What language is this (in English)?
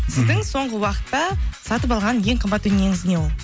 Kazakh